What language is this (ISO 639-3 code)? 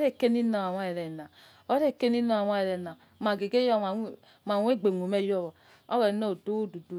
ets